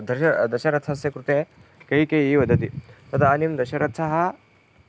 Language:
Sanskrit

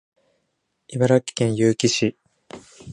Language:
Japanese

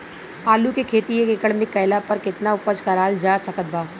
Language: Bhojpuri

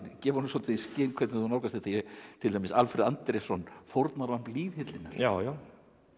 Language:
Icelandic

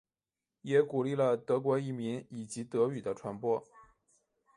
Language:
Chinese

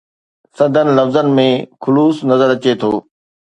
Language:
Sindhi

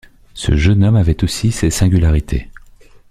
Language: French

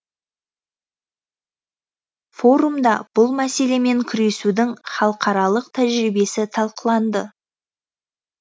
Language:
Kazakh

